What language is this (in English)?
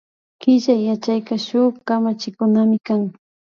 Imbabura Highland Quichua